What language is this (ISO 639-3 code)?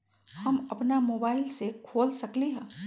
mag